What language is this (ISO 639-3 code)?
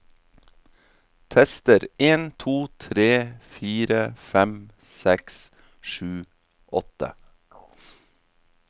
nor